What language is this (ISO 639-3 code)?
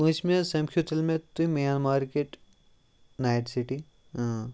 kas